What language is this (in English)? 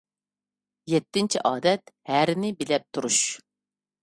Uyghur